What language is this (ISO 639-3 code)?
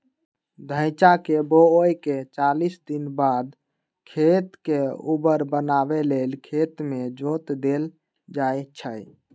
mag